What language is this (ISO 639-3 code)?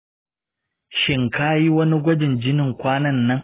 hau